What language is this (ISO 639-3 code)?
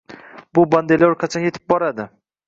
uzb